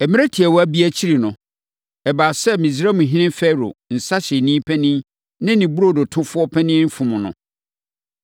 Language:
Akan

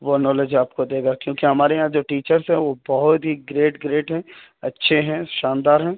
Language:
Urdu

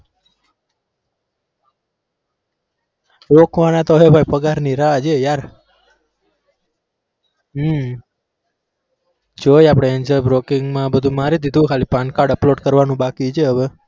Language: Gujarati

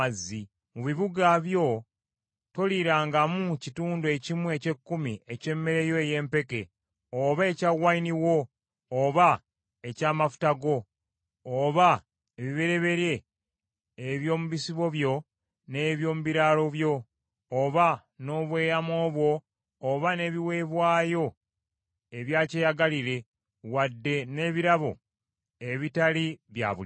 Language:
Ganda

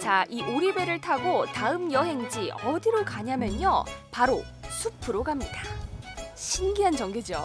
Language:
Korean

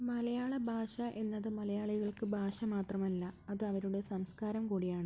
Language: Malayalam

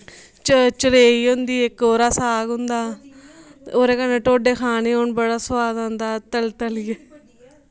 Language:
Dogri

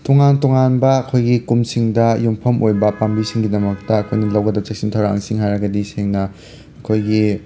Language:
Manipuri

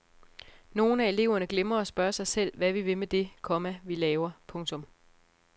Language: Danish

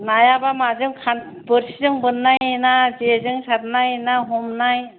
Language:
Bodo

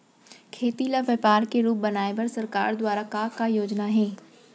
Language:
Chhattisgarhi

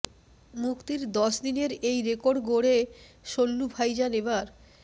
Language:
Bangla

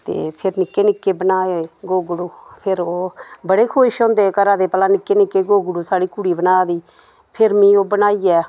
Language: Dogri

